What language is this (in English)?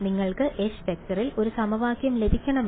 Malayalam